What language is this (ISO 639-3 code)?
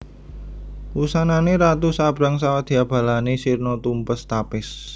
jav